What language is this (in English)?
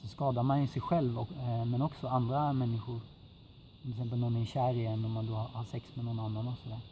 Swedish